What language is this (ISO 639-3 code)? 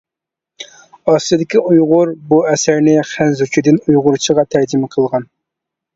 uig